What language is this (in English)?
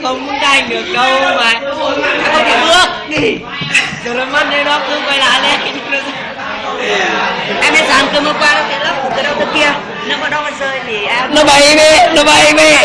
Vietnamese